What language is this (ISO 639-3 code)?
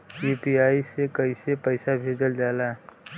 bho